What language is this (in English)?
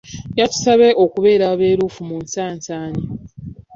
Ganda